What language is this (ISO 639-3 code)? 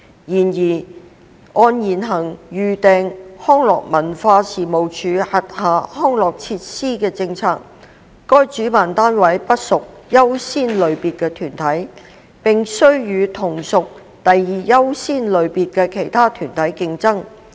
yue